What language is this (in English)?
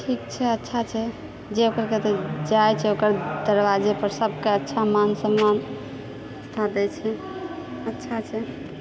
Maithili